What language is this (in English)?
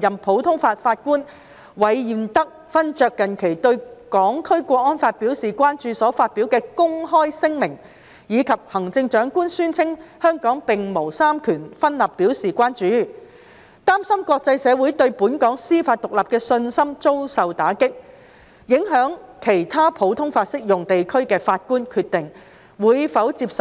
Cantonese